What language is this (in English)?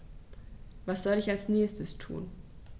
German